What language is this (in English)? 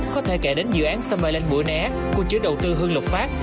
Vietnamese